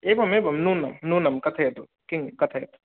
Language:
Sanskrit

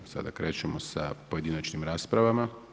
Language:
Croatian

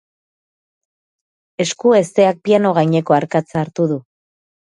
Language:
Basque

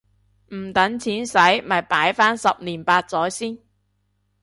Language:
Cantonese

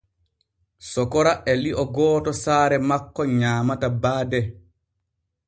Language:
Borgu Fulfulde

